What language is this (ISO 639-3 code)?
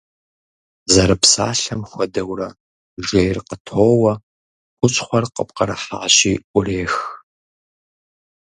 kbd